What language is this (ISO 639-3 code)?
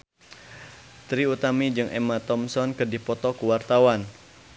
sun